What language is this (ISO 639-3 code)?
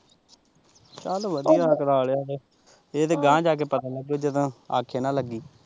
pan